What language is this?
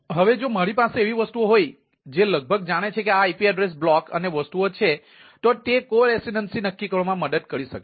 Gujarati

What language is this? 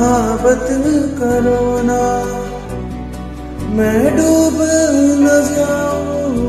Vietnamese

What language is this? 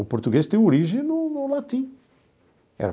Portuguese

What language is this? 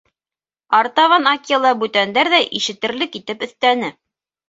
Bashkir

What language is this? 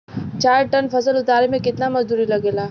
Bhojpuri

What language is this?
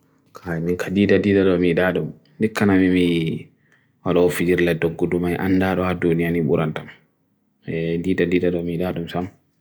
Bagirmi Fulfulde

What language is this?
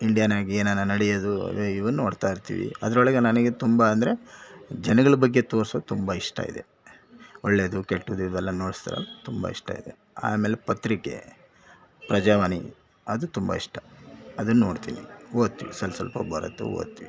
Kannada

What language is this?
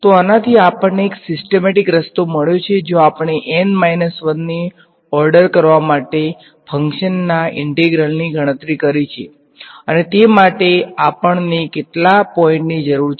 Gujarati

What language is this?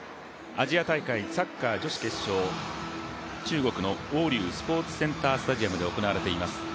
Japanese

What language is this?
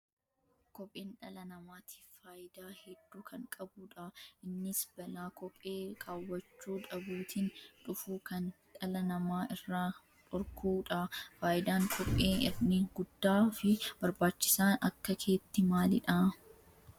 Oromo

